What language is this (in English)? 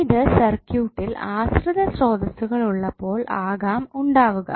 Malayalam